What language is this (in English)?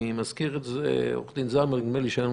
Hebrew